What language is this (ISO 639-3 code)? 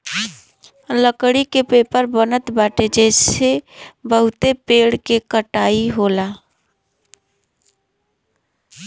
bho